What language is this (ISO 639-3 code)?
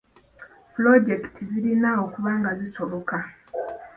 lug